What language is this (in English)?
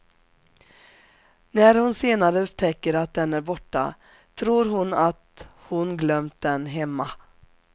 Swedish